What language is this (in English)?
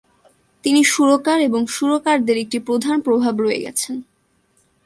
Bangla